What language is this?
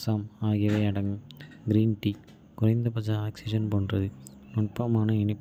Kota (India)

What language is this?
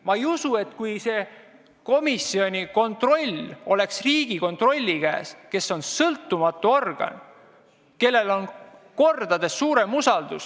Estonian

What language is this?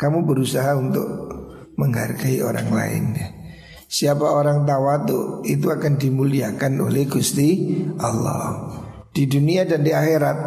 Indonesian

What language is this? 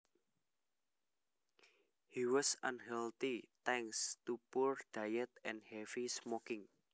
Javanese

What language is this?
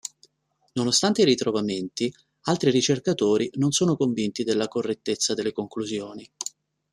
Italian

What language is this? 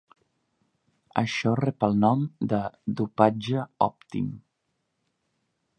Catalan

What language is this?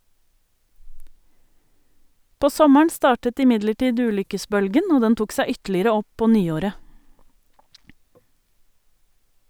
Norwegian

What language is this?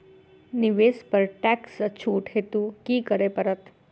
Maithili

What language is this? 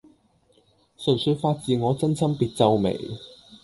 Cantonese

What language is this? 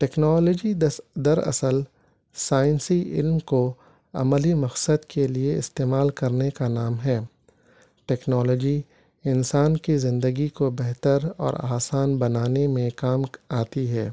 Urdu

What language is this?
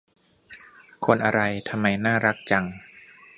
Thai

